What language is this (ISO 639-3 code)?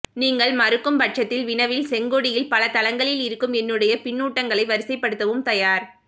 tam